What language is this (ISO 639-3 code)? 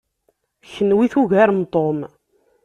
kab